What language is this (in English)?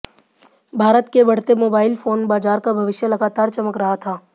Hindi